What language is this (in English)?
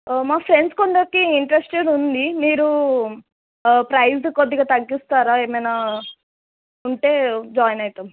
Telugu